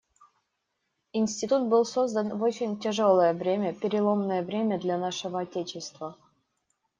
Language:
Russian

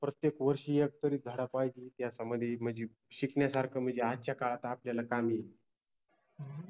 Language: Marathi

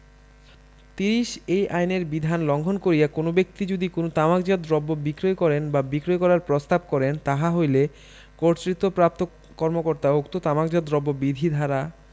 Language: Bangla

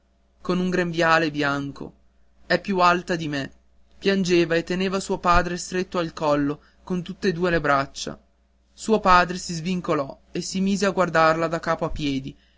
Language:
Italian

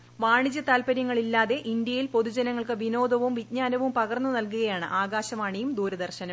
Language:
Malayalam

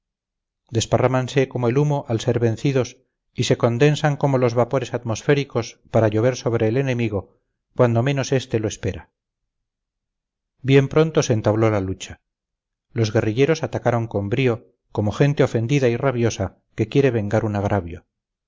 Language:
Spanish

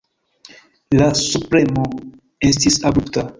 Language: Esperanto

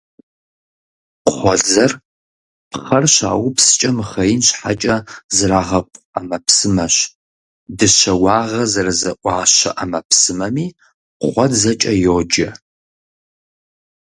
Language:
Kabardian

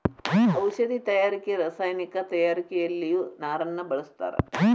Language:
Kannada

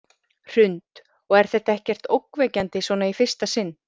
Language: Icelandic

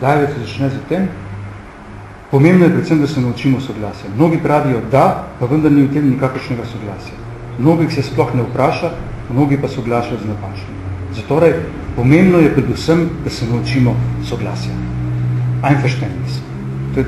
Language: Bulgarian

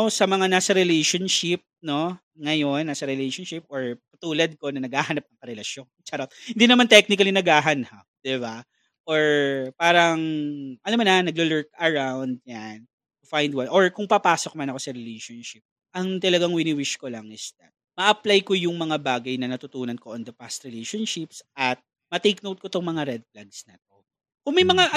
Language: Filipino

